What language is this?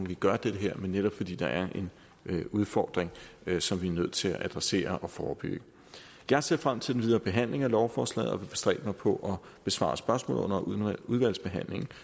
Danish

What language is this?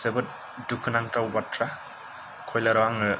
Bodo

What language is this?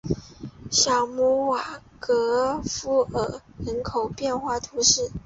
Chinese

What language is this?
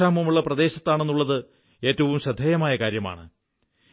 Malayalam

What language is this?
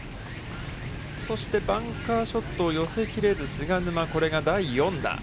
Japanese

